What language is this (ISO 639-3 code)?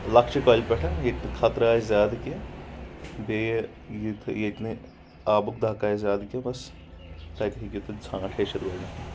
kas